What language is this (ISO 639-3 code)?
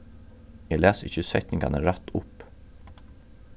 fao